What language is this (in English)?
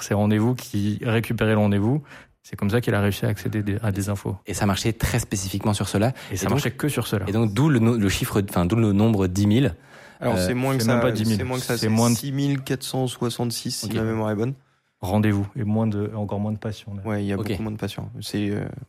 French